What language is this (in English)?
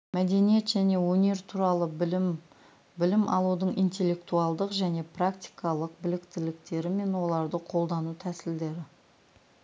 Kazakh